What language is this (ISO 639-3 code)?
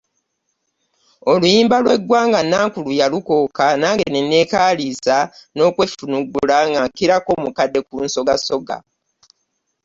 lug